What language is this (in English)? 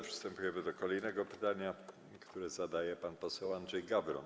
Polish